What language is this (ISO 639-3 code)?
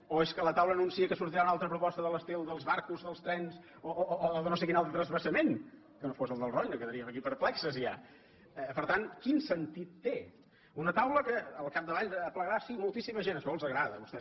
cat